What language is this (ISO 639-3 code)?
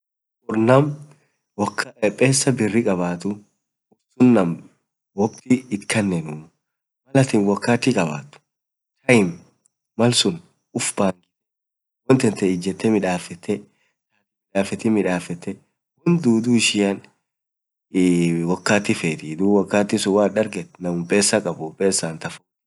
orc